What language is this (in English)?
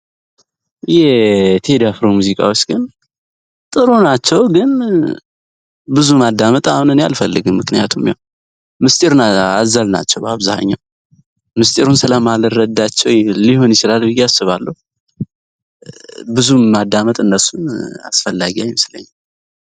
Amharic